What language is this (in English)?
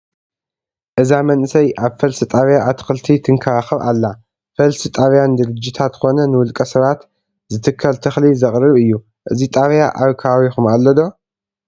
Tigrinya